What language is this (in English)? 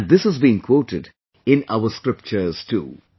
English